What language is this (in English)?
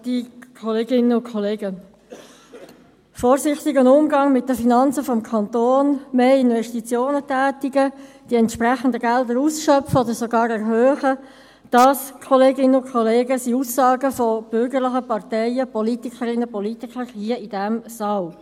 Swiss German